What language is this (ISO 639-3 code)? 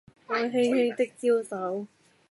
yue